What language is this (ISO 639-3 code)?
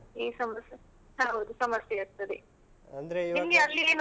kan